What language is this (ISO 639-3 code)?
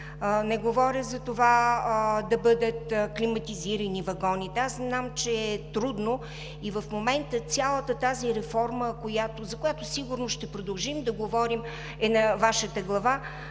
bul